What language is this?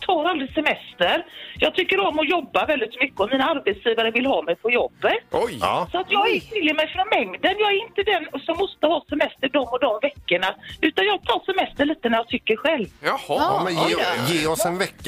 Swedish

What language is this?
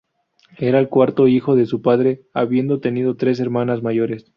Spanish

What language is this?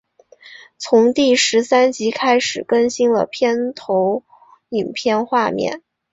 Chinese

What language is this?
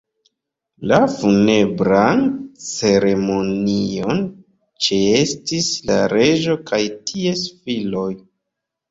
Esperanto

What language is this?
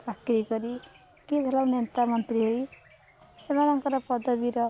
Odia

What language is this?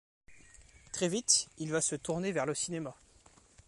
French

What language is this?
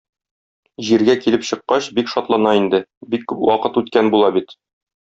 Tatar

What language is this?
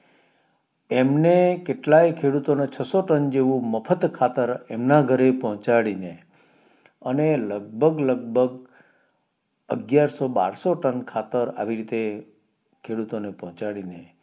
Gujarati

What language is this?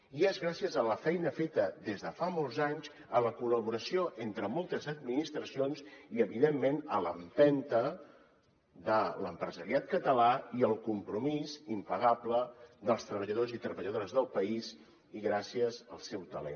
Catalan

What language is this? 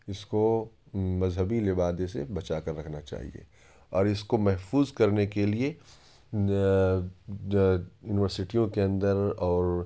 Urdu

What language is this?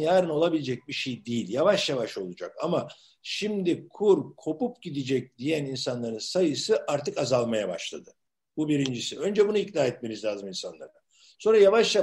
Turkish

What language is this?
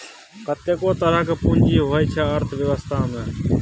Maithili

